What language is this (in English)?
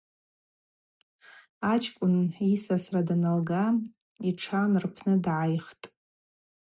Abaza